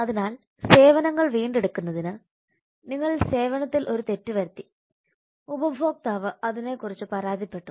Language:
Malayalam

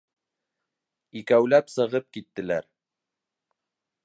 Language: Bashkir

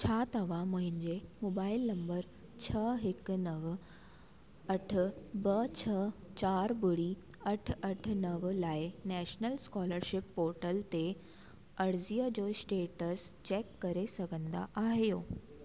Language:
Sindhi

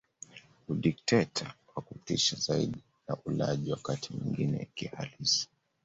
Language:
Swahili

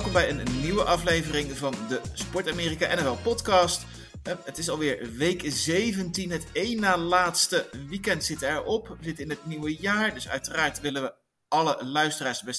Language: Dutch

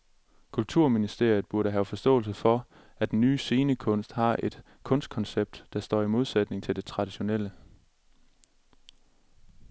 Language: Danish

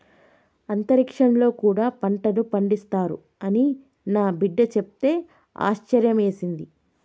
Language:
Telugu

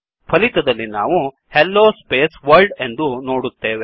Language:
Kannada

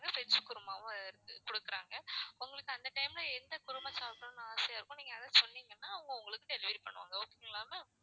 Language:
Tamil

